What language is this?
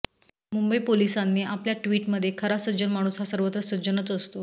Marathi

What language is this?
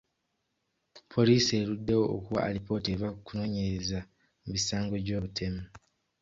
Ganda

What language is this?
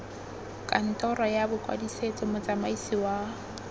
Tswana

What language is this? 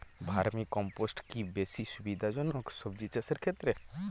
Bangla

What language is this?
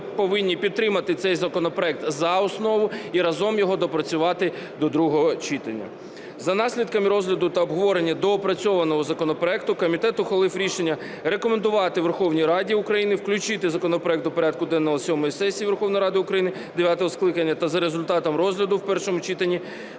Ukrainian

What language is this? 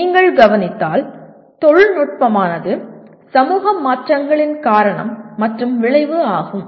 Tamil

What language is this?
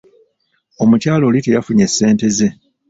Ganda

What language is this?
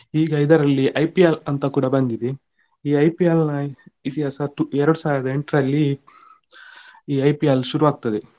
Kannada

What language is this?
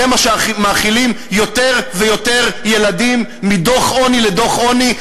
Hebrew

